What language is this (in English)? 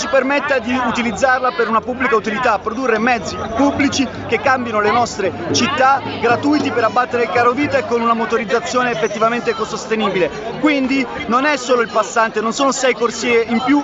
Italian